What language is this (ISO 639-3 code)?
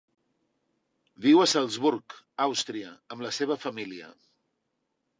cat